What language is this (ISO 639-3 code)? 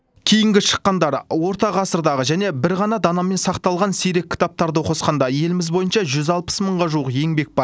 kaz